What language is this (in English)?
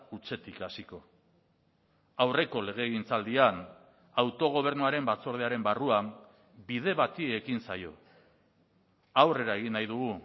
Basque